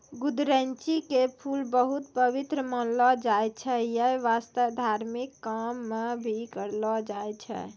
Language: Maithili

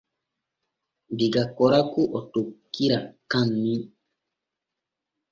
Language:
Borgu Fulfulde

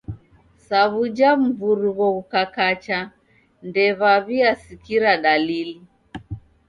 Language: Taita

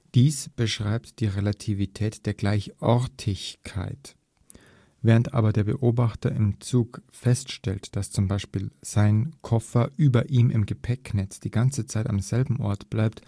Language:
German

